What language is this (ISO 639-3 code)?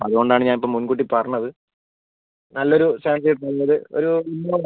mal